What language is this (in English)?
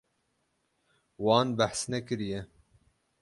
Kurdish